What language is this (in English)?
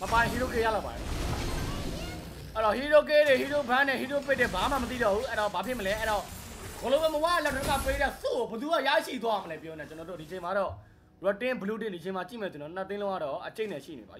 Thai